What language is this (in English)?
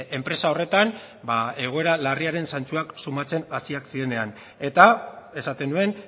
Basque